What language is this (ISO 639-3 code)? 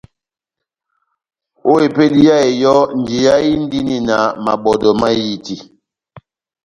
bnm